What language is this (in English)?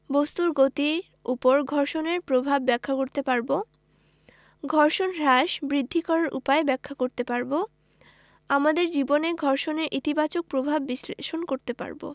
Bangla